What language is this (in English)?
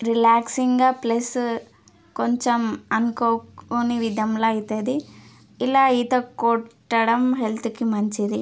Telugu